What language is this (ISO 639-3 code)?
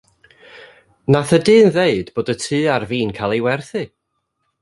cym